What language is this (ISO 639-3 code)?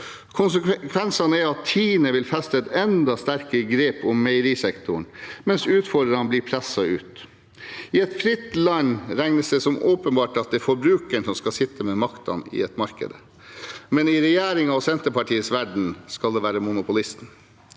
nor